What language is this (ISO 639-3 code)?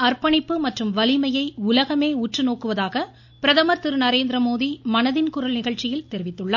tam